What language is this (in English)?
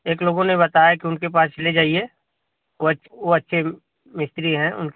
Hindi